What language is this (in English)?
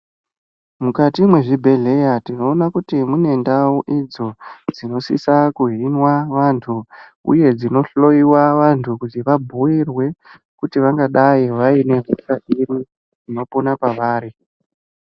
Ndau